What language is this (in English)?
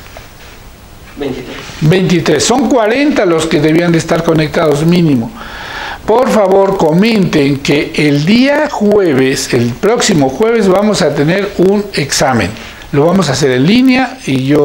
Spanish